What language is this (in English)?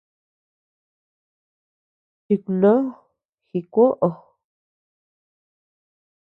Tepeuxila Cuicatec